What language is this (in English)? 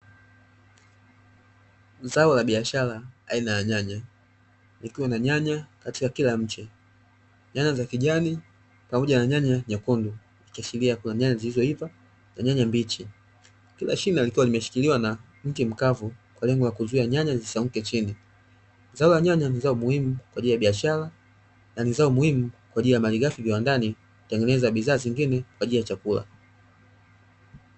Swahili